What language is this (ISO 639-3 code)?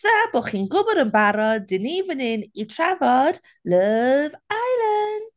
cym